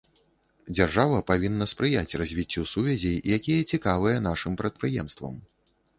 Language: Belarusian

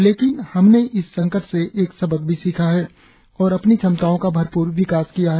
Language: Hindi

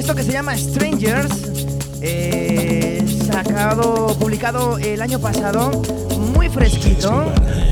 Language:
Spanish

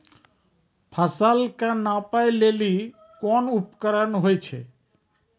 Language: Maithili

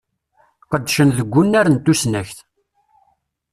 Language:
Kabyle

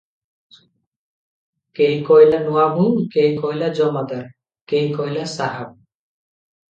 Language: Odia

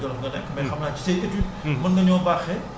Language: Wolof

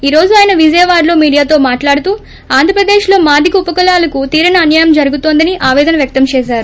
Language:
Telugu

